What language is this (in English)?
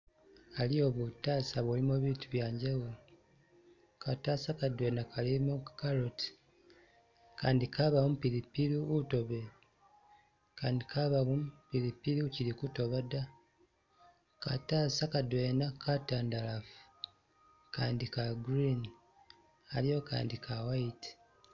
Masaaba